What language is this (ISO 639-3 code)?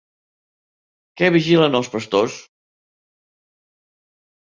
cat